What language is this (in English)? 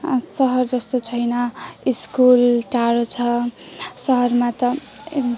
Nepali